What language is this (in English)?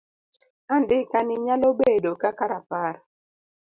Luo (Kenya and Tanzania)